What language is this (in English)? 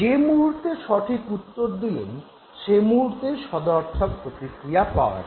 Bangla